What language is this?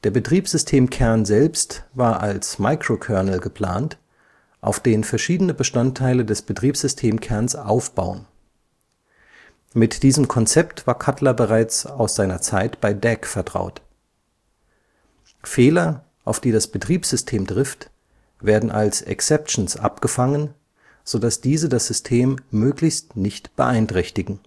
German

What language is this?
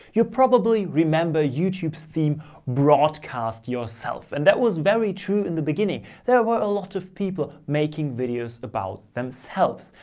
English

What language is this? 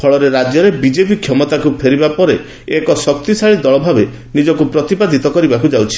Odia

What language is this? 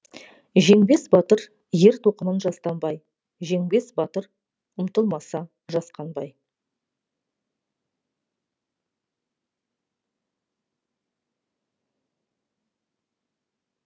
Kazakh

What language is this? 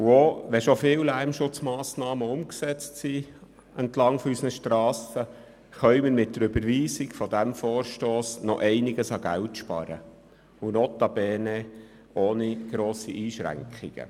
Swiss German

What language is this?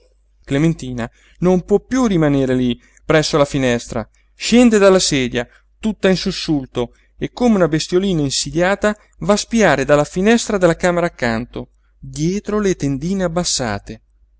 Italian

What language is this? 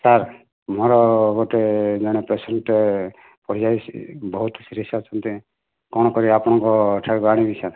Odia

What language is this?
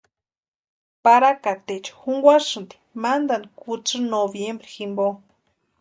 Western Highland Purepecha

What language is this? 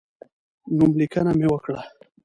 Pashto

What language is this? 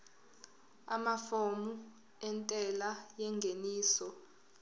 Zulu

